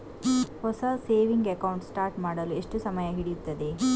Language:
Kannada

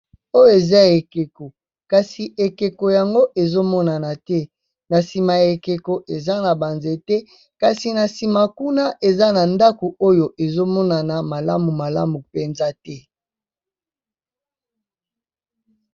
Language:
Lingala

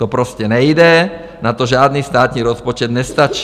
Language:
Czech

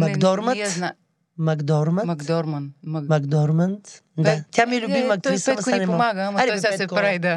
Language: Bulgarian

